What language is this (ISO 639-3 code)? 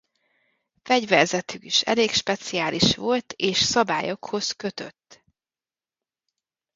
hun